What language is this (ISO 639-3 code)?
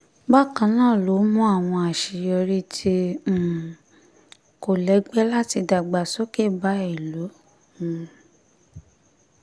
yor